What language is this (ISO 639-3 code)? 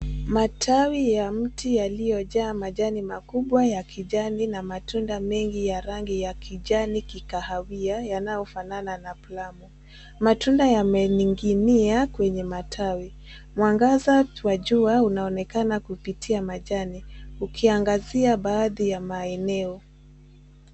swa